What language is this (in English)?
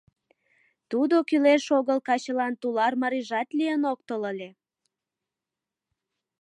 Mari